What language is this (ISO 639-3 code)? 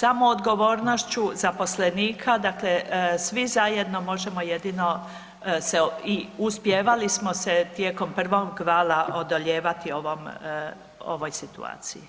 hrv